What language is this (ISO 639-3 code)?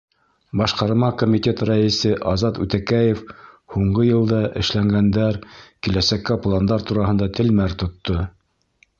bak